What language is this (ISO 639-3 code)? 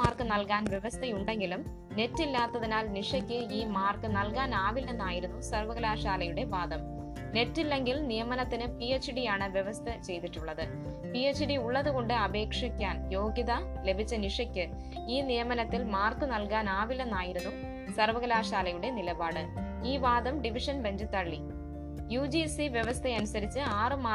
mal